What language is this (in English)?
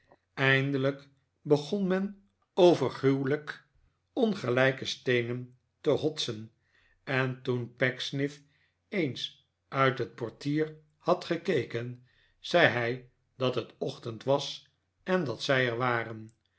Dutch